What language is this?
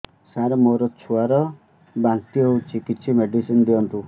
Odia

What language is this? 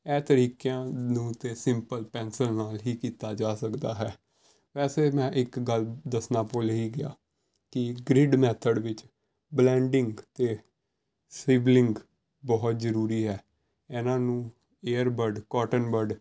Punjabi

